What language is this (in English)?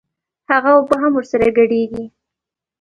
Pashto